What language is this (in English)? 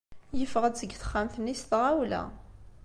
Kabyle